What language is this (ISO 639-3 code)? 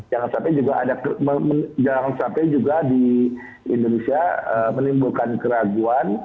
ind